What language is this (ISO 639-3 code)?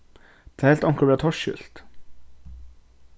fao